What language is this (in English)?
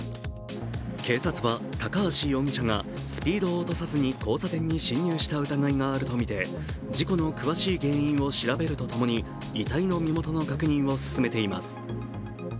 Japanese